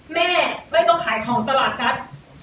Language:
Thai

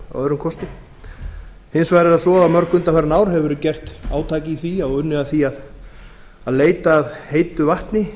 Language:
Icelandic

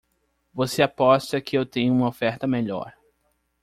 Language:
Portuguese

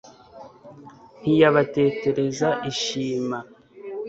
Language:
Kinyarwanda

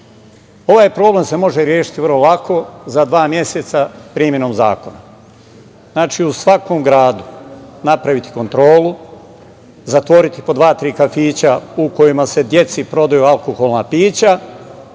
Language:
Serbian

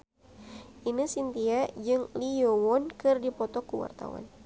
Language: Sundanese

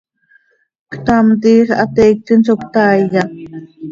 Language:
Seri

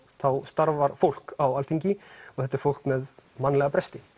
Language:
Icelandic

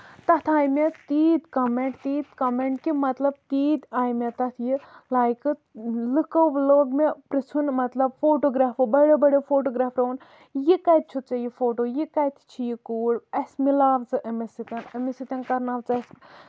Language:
Kashmiri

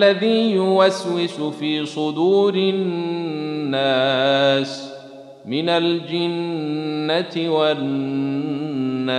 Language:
Arabic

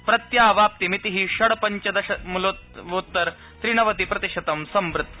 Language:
Sanskrit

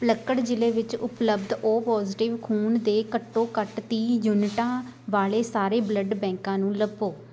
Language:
Punjabi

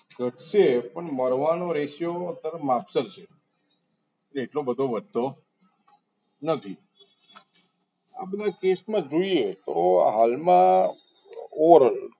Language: Gujarati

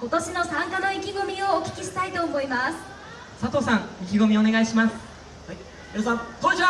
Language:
Japanese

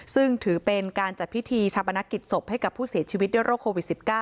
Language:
Thai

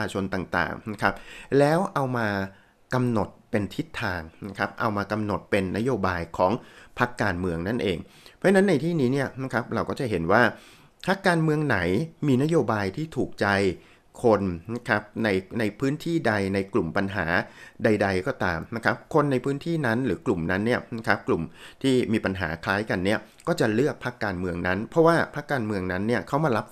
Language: Thai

